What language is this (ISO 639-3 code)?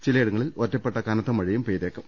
mal